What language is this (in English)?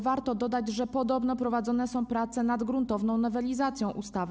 Polish